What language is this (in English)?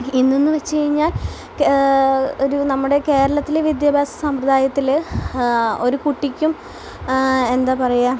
Malayalam